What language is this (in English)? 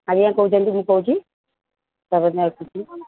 Odia